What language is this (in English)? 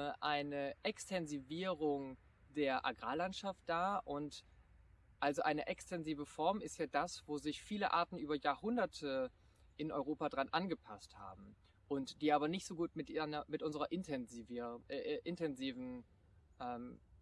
German